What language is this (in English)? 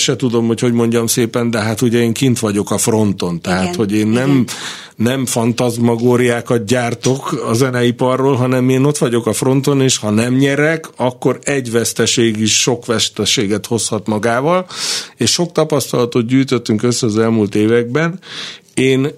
Hungarian